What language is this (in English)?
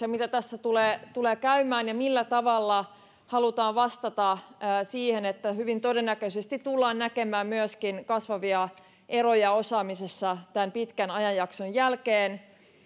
Finnish